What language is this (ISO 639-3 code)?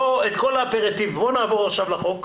heb